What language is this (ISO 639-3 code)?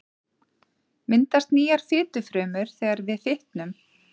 isl